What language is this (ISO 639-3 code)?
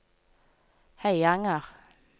nor